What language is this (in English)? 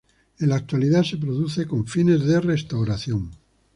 Spanish